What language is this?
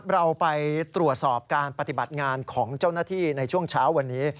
Thai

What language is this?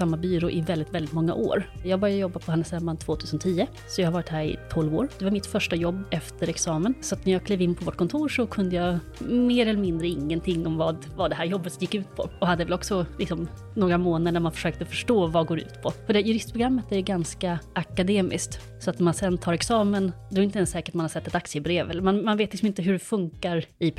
Swedish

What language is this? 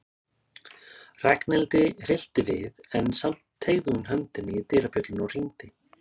Icelandic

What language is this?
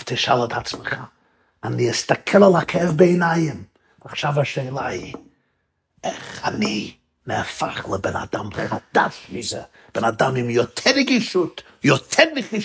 Hebrew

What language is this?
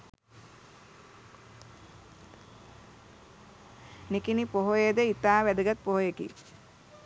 Sinhala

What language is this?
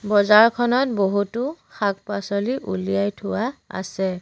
Assamese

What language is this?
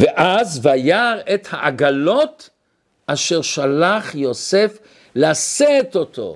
Hebrew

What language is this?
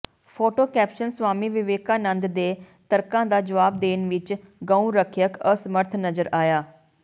Punjabi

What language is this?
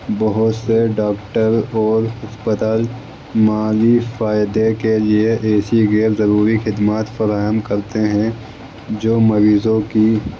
Urdu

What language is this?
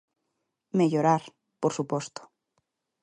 Galician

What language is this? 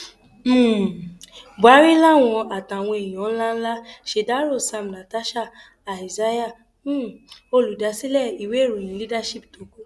Yoruba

